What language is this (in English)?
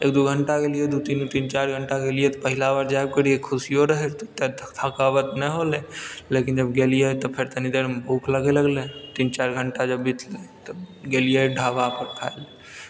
Maithili